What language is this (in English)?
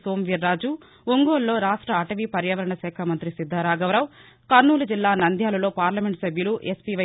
Telugu